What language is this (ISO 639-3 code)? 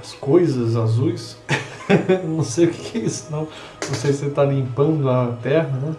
por